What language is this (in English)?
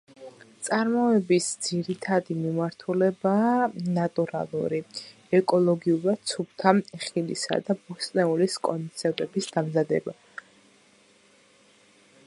Georgian